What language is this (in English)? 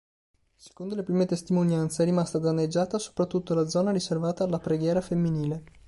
Italian